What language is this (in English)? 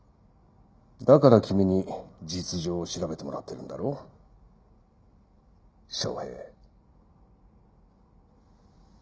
Japanese